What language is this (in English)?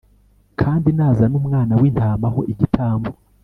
Kinyarwanda